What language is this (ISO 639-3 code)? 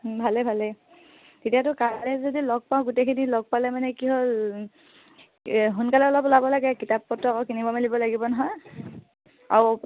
asm